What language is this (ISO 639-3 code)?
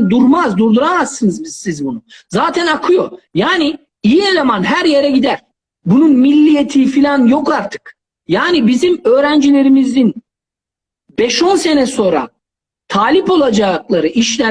tur